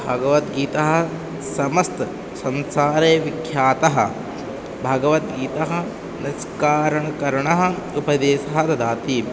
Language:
Sanskrit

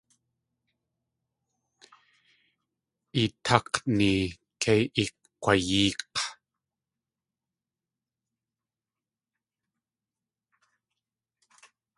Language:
Tlingit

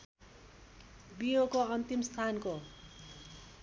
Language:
Nepali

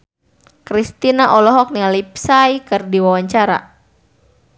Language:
Sundanese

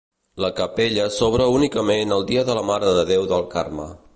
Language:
Catalan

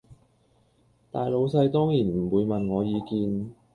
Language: Cantonese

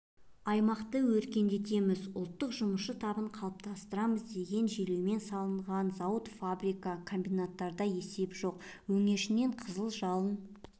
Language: Kazakh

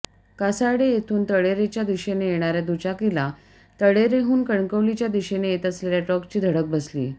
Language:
Marathi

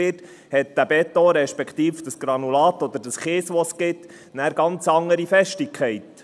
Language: Swiss German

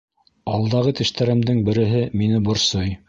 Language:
Bashkir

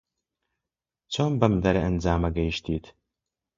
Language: Central Kurdish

